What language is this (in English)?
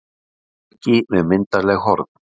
Icelandic